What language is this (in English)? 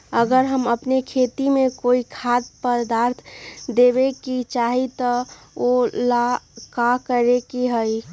Magahi